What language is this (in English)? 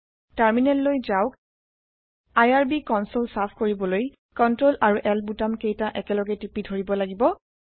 Assamese